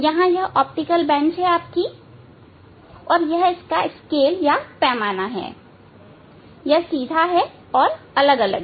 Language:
Hindi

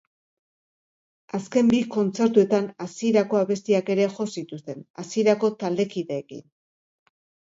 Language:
Basque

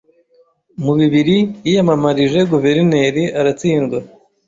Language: Kinyarwanda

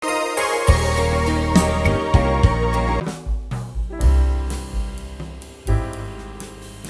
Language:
Indonesian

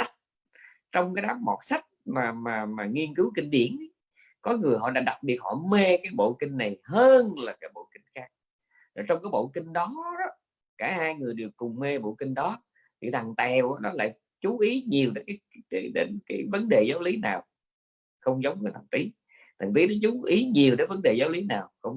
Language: Vietnamese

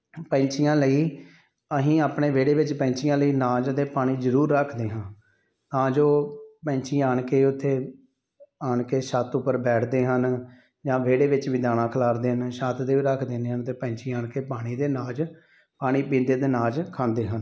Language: Punjabi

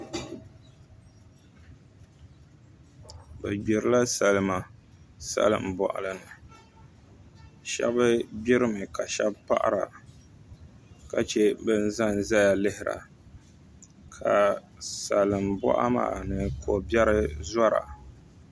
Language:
Dagbani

